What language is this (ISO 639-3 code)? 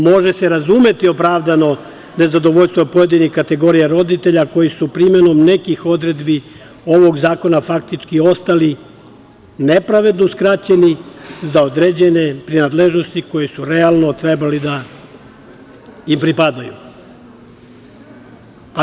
srp